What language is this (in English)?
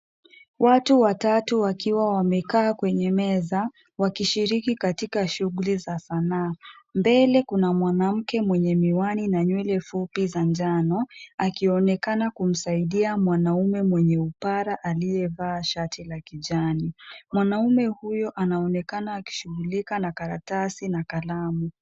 Swahili